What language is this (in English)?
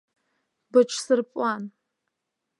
Abkhazian